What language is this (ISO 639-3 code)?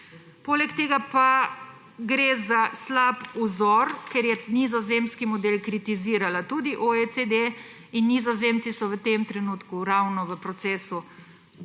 slv